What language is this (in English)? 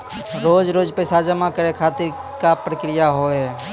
Maithili